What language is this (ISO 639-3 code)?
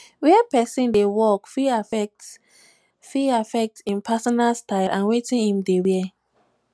pcm